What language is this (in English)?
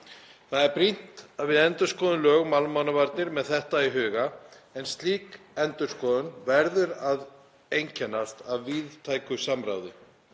Icelandic